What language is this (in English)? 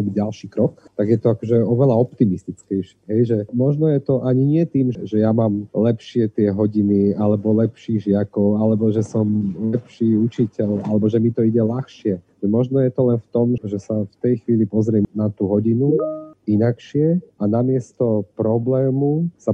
Slovak